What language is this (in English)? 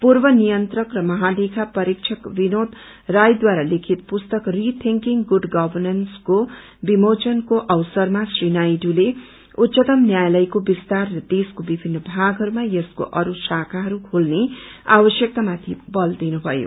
Nepali